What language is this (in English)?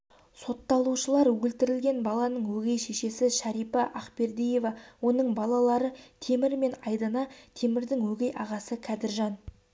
Kazakh